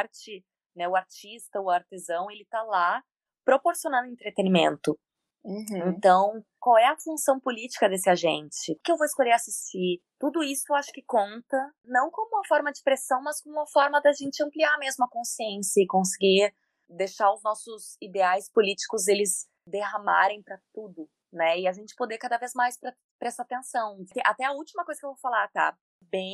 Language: Portuguese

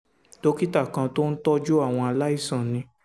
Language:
Yoruba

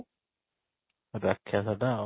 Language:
Odia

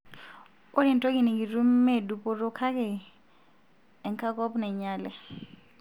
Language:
Masai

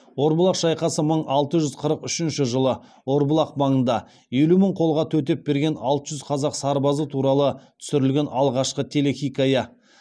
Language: Kazakh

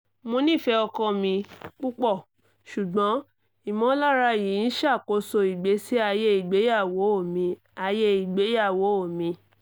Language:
Yoruba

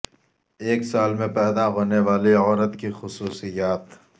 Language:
Urdu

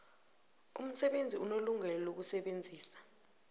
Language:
South Ndebele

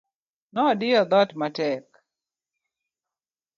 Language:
Luo (Kenya and Tanzania)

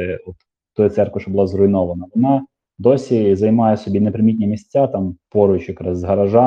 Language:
Ukrainian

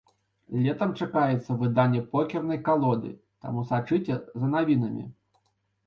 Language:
Belarusian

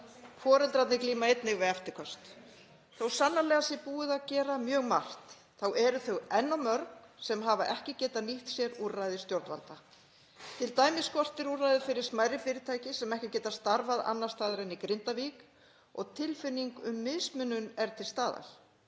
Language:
Icelandic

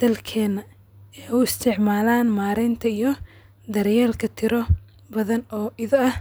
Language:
Somali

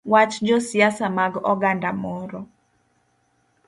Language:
Luo (Kenya and Tanzania)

